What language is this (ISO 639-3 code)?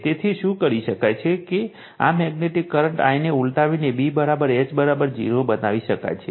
guj